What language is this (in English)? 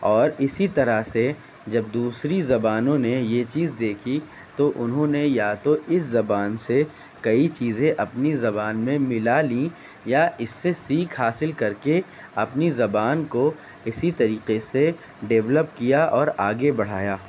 Urdu